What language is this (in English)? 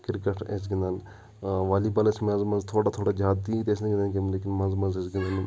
Kashmiri